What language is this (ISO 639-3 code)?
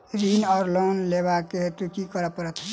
mai